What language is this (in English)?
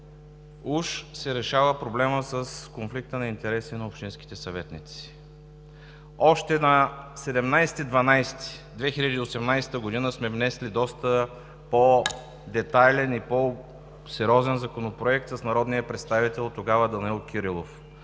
Bulgarian